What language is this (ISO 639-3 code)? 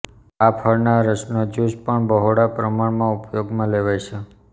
guj